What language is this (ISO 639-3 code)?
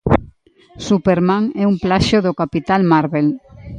glg